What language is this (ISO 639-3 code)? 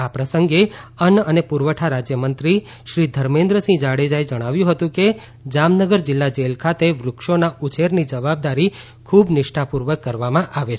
guj